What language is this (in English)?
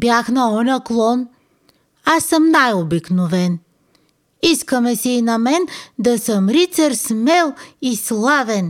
Bulgarian